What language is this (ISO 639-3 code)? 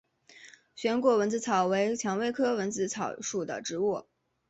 zho